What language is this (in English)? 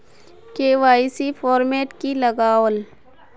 Magahi